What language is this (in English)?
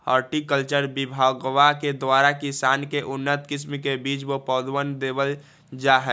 Magahi